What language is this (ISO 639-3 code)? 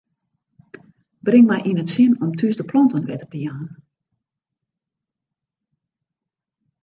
fry